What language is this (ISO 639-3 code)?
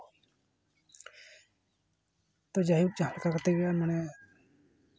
sat